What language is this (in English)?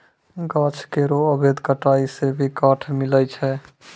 Maithili